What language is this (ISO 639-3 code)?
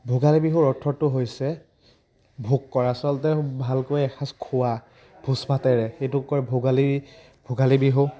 asm